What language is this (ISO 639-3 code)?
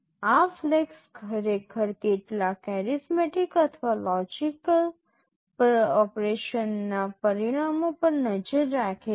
guj